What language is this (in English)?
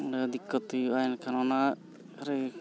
Santali